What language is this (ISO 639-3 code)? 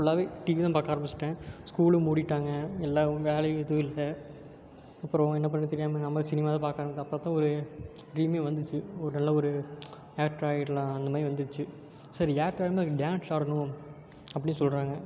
tam